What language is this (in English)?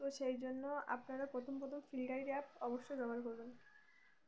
Bangla